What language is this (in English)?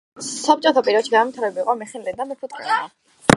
Georgian